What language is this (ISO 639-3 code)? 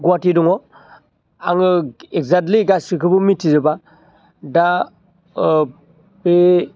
brx